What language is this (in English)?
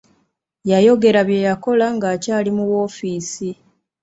Ganda